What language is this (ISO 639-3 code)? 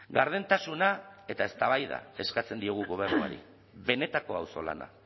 eus